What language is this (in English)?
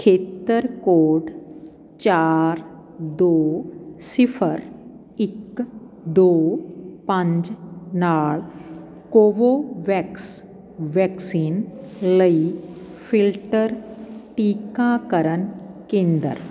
Punjabi